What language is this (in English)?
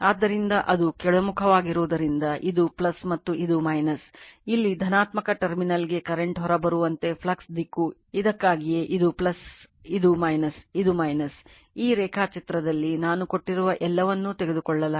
Kannada